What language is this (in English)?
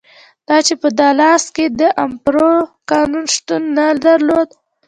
Pashto